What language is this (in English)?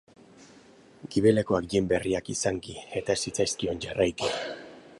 Basque